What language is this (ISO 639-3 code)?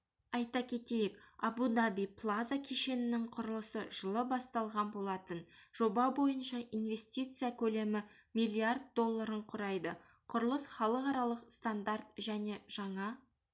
kaz